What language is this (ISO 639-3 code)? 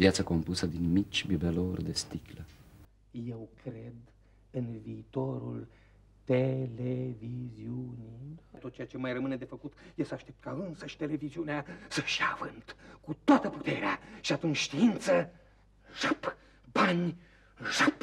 ron